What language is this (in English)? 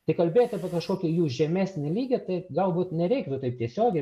Lithuanian